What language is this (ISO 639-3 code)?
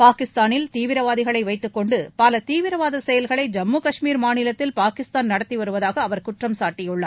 tam